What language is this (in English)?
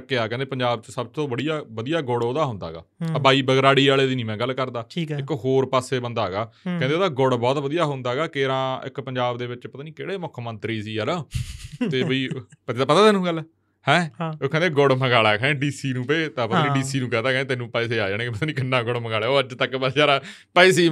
Punjabi